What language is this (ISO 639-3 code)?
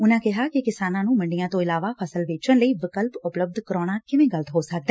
pan